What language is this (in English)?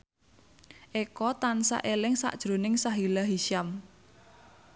Javanese